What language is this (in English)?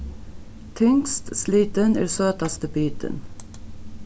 Faroese